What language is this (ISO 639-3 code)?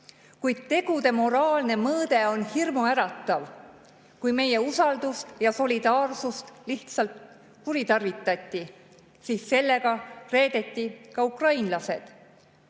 est